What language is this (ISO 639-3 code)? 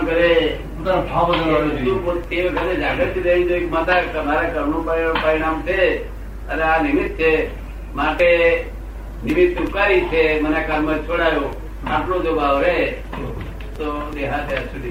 guj